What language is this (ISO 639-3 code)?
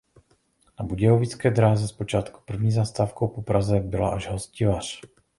ces